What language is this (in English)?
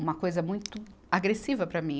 Portuguese